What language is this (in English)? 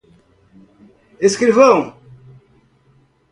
Portuguese